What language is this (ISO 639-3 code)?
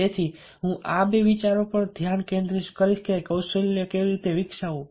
guj